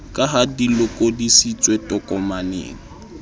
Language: Southern Sotho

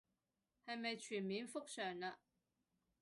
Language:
Cantonese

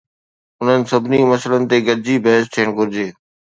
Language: Sindhi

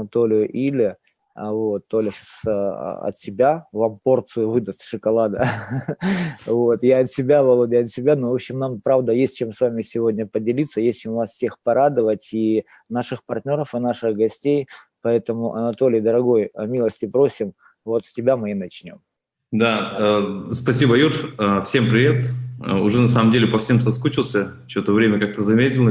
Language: Russian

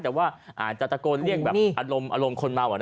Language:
Thai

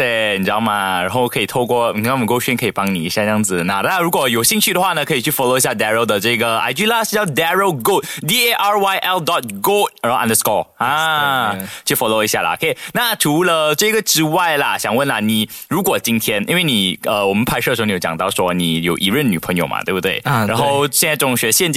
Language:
Chinese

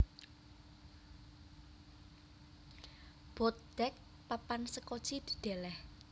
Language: Javanese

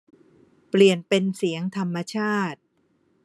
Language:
Thai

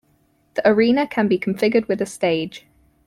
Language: English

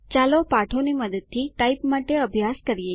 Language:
Gujarati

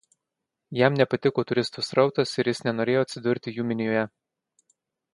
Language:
Lithuanian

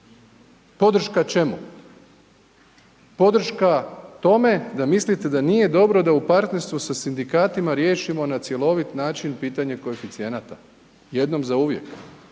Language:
Croatian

